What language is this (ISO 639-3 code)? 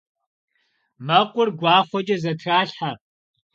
kbd